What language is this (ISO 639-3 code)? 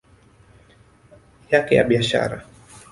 swa